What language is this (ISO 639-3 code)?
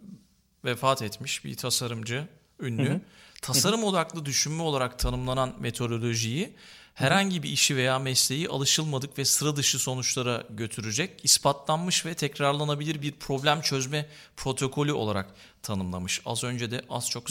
tur